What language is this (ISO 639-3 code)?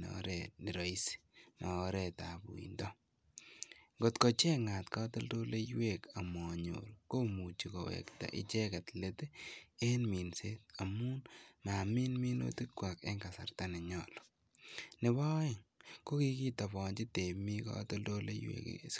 kln